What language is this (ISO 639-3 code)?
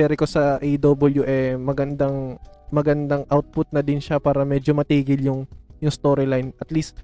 fil